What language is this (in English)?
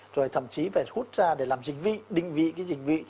Vietnamese